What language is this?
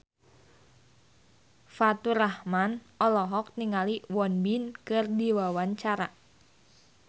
Sundanese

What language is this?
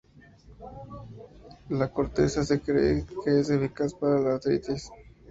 Spanish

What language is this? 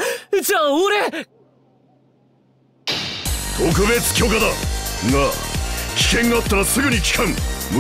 Japanese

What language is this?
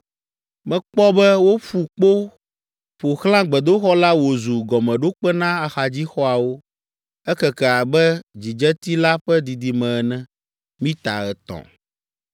Ewe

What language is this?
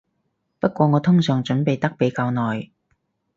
Cantonese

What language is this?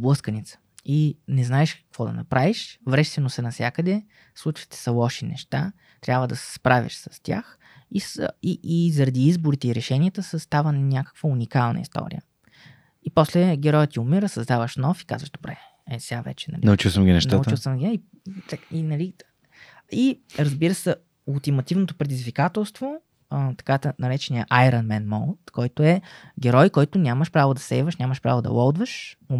Bulgarian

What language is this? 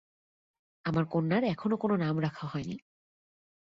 Bangla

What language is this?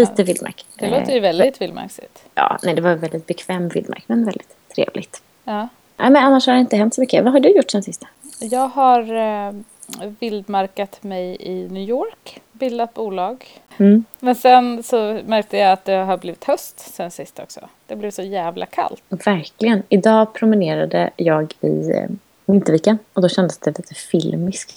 Swedish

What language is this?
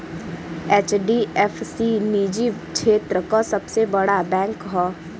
Bhojpuri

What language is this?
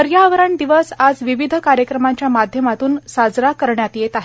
Marathi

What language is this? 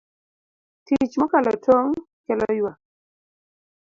Luo (Kenya and Tanzania)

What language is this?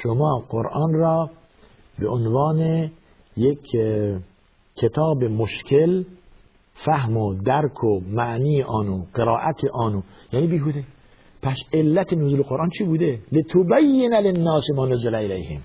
Persian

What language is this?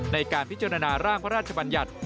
Thai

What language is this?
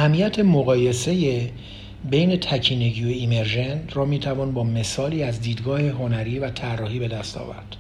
Persian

